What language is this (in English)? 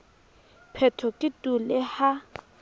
Southern Sotho